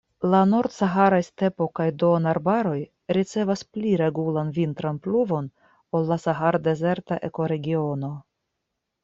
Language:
Esperanto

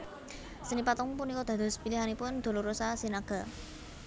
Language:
Javanese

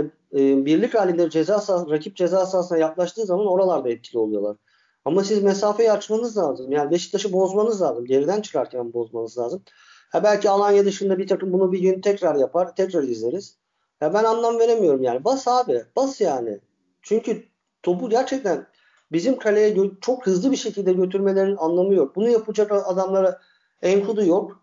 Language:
Turkish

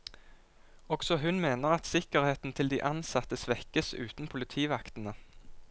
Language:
Norwegian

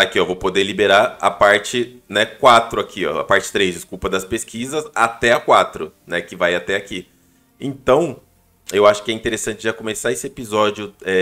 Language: Portuguese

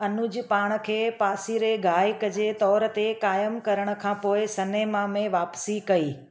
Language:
Sindhi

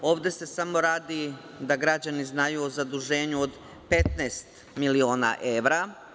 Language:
Serbian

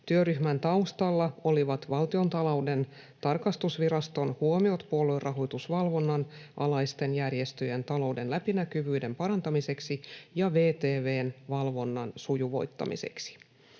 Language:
Finnish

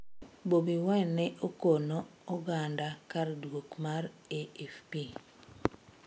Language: Luo (Kenya and Tanzania)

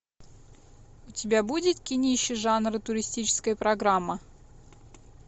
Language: Russian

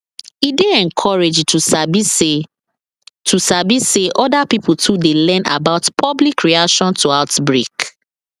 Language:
Nigerian Pidgin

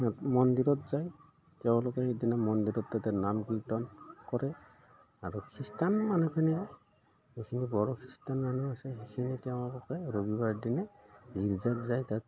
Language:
Assamese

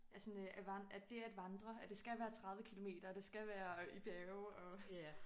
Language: Danish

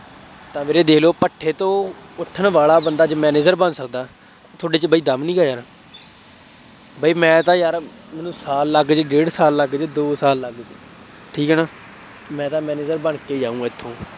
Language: Punjabi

